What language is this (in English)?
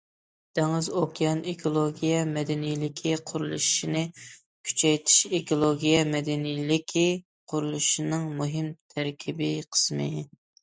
Uyghur